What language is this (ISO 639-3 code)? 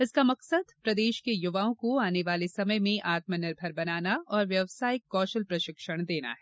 hin